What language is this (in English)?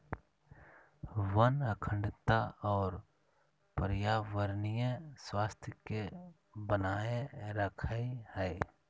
Magahi